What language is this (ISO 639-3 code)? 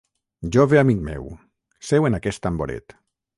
cat